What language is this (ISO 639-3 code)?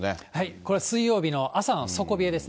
jpn